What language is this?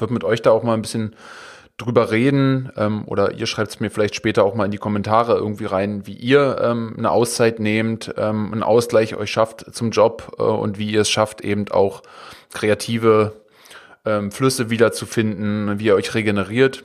German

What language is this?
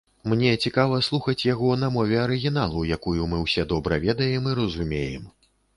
Belarusian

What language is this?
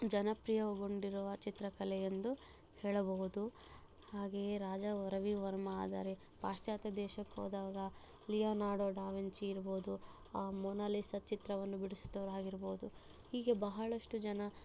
Kannada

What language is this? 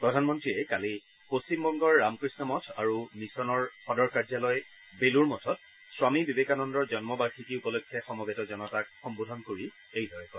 Assamese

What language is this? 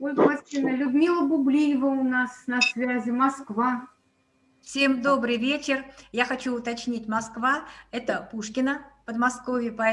Russian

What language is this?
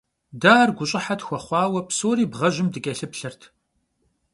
Kabardian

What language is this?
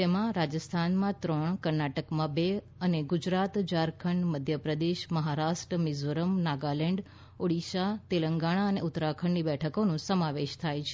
Gujarati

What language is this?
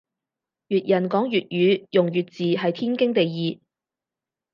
Cantonese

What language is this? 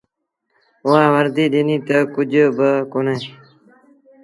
Sindhi Bhil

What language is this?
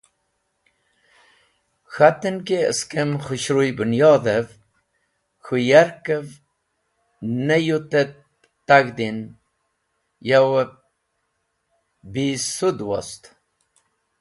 Wakhi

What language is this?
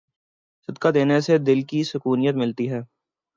Urdu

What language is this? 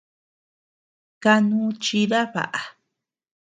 Tepeuxila Cuicatec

